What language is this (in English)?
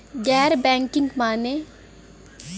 Bhojpuri